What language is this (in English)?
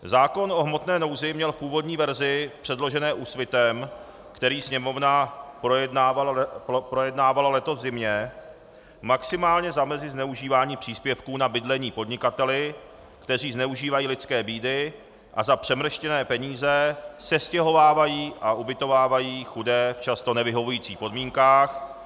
Czech